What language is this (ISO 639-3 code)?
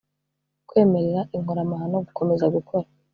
kin